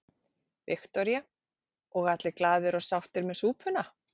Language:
Icelandic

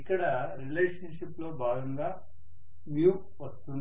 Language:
Telugu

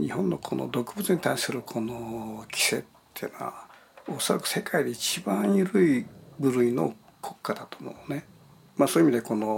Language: Japanese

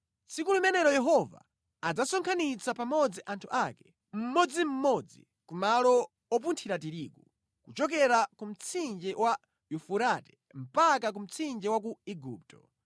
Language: Nyanja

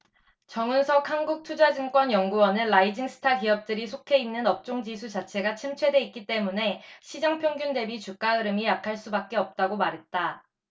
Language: Korean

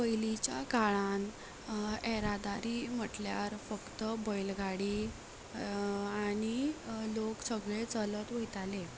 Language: Konkani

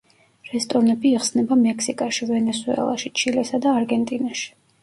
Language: Georgian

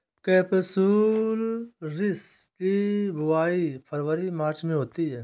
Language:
Hindi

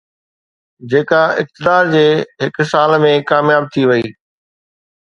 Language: Sindhi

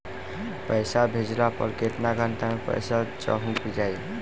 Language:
Bhojpuri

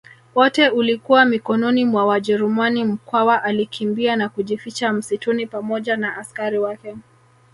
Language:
Swahili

